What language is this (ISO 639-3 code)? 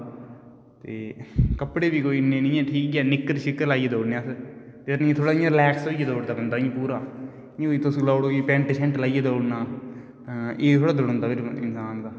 doi